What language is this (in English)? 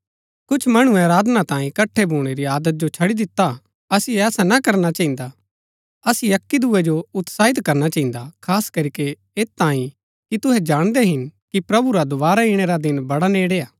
Gaddi